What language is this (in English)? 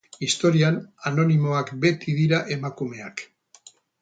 Basque